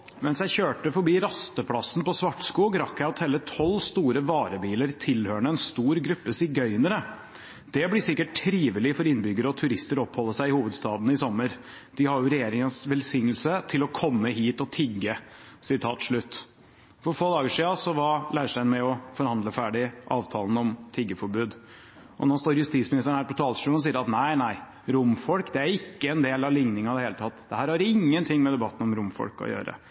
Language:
Norwegian Bokmål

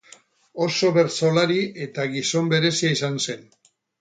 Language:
Basque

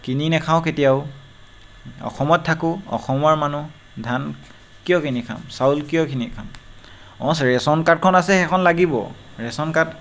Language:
Assamese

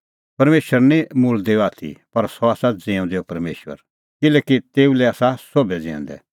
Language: Kullu Pahari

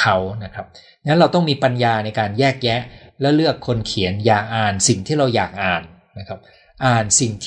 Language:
Thai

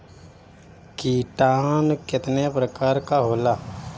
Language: Bhojpuri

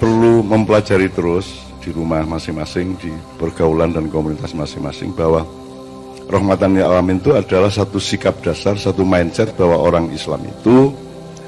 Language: Indonesian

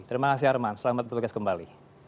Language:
Indonesian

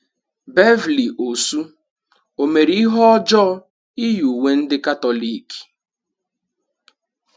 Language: Igbo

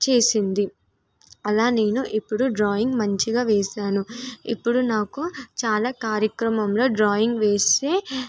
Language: Telugu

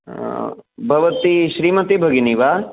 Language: Sanskrit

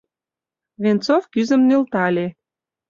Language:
Mari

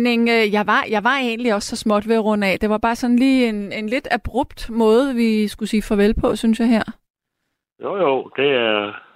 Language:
Danish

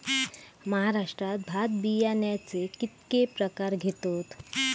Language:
Marathi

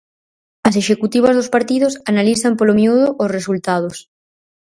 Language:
Galician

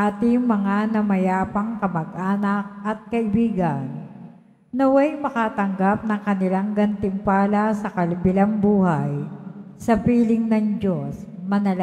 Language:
Filipino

